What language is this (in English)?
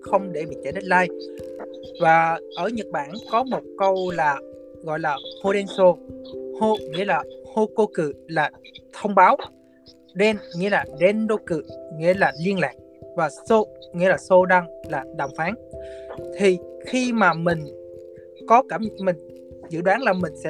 Vietnamese